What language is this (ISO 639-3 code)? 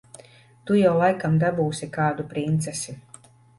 lav